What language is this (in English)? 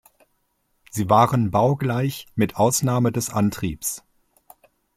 German